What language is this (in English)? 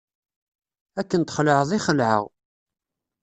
Kabyle